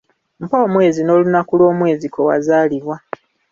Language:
Ganda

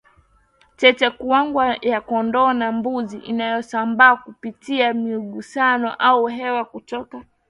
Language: Swahili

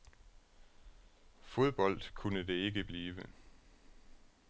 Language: Danish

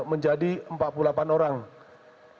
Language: Indonesian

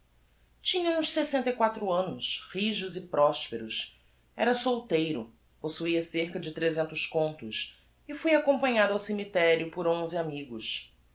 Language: Portuguese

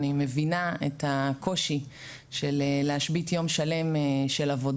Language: Hebrew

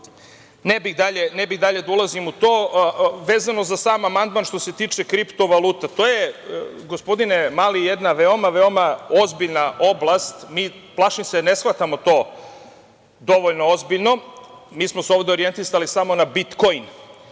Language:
Serbian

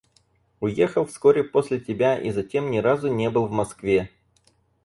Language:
Russian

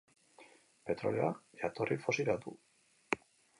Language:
Basque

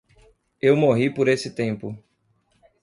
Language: Portuguese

